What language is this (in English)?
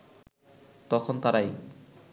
Bangla